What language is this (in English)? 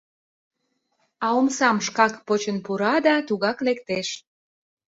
Mari